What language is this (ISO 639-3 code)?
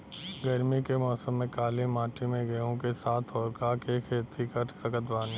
bho